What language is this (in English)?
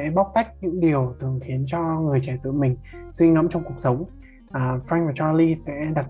Vietnamese